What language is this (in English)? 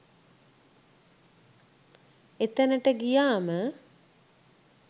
Sinhala